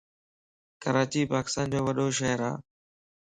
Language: Lasi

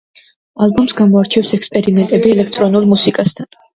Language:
Georgian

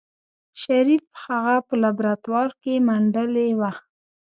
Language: Pashto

